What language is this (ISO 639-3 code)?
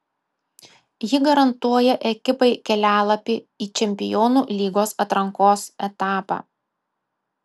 lit